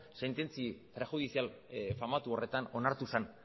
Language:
Basque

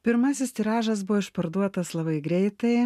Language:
Lithuanian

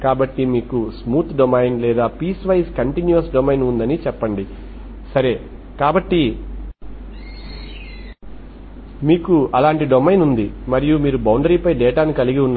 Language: Telugu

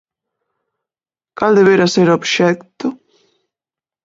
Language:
Galician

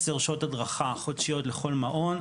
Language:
Hebrew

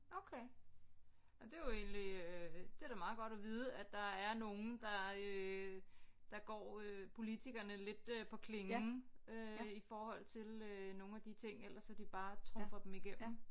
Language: Danish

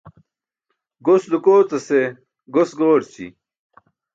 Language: Burushaski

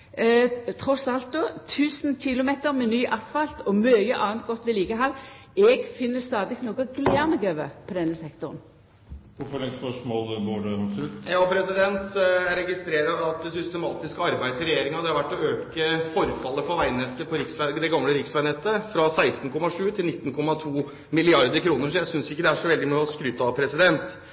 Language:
Norwegian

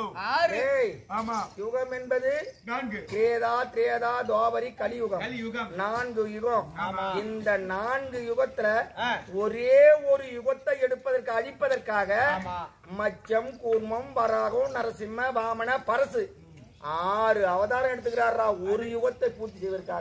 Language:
Arabic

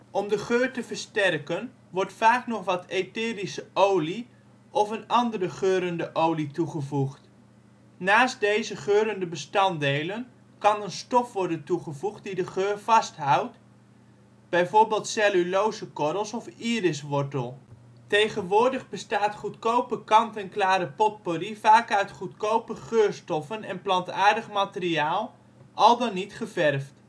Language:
Dutch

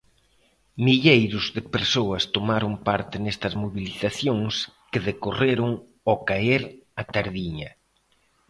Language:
Galician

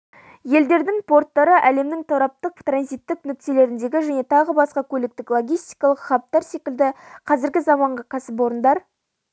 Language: Kazakh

